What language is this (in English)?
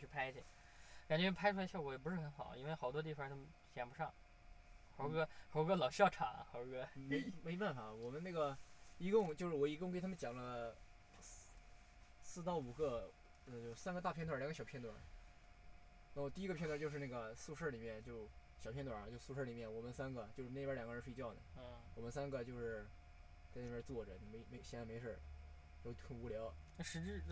Chinese